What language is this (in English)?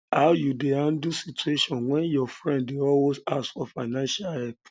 Nigerian Pidgin